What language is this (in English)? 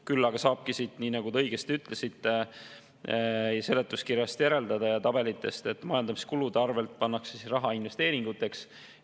Estonian